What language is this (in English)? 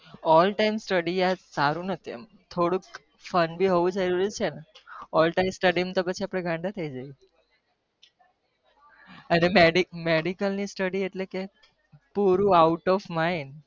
Gujarati